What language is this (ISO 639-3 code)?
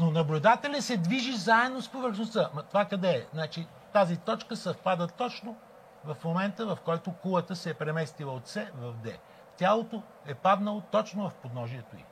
bul